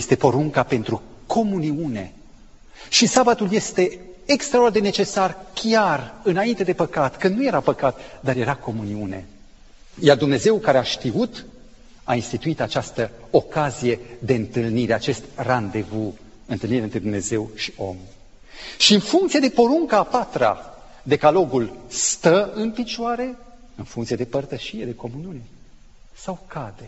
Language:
Romanian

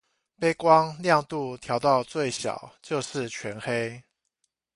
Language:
Chinese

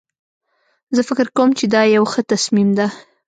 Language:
Pashto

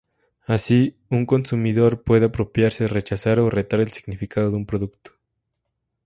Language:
Spanish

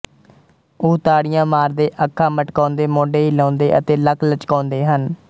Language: Punjabi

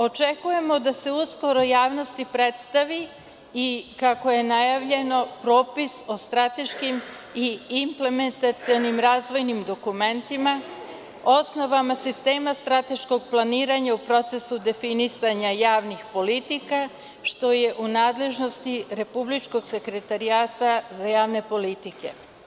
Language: Serbian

